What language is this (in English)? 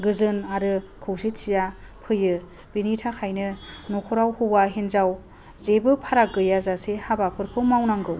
Bodo